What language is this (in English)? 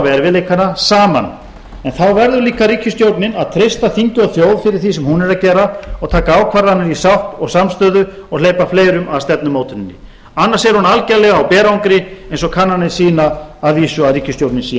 Icelandic